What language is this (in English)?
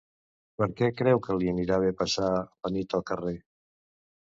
Catalan